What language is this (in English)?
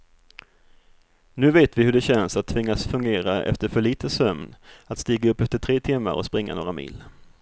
Swedish